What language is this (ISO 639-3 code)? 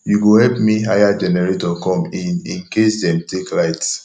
pcm